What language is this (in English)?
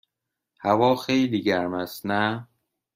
Persian